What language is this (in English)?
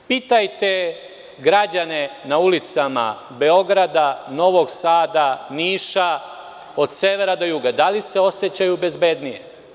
Serbian